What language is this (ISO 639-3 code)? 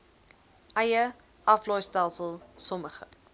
afr